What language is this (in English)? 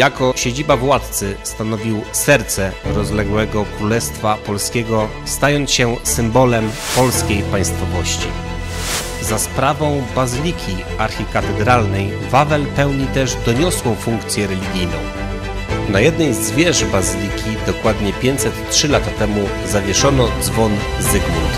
Polish